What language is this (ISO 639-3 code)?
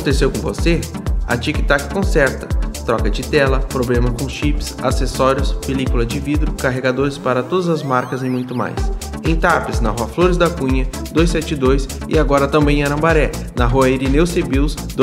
por